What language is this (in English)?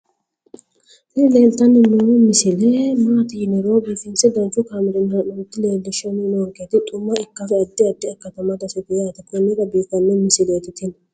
Sidamo